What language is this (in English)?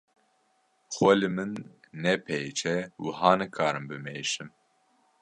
Kurdish